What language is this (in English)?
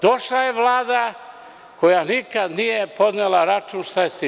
Serbian